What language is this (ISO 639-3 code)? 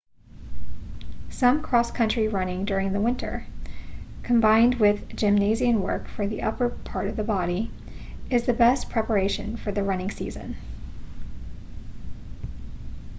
eng